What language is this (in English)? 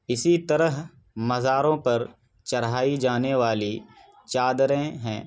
Urdu